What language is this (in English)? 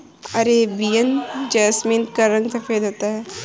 Hindi